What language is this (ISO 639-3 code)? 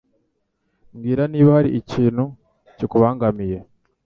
kin